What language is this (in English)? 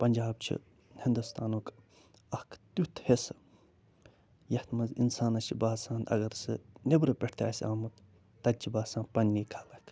Kashmiri